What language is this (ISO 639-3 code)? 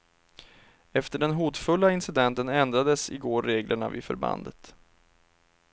swe